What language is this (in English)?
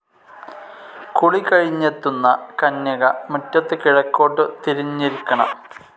Malayalam